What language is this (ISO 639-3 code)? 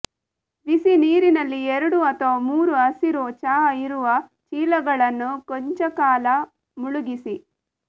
kan